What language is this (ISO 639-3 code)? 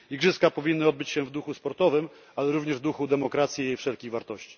pol